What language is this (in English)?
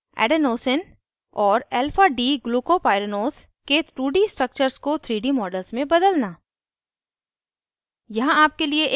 Hindi